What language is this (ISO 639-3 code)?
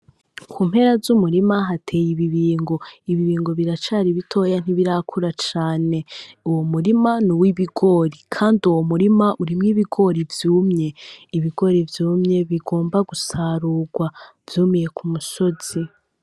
run